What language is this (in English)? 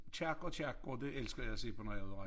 Danish